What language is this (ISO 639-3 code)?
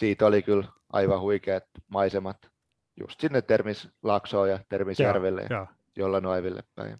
fin